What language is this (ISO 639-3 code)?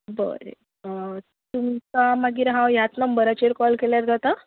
kok